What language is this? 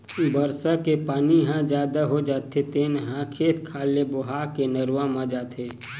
Chhattisgarhi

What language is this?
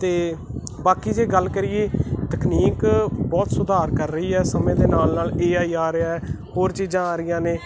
Punjabi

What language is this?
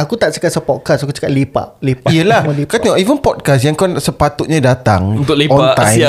Malay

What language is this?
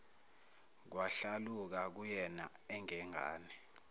Zulu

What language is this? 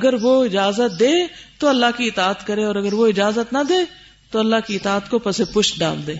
Urdu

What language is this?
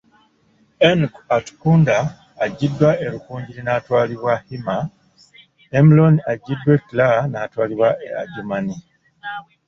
Ganda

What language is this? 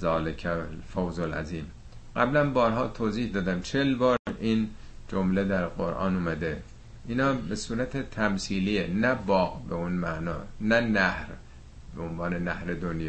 Persian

